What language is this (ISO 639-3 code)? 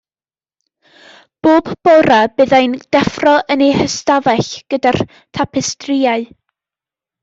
cym